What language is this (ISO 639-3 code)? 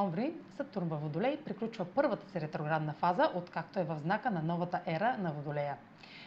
bul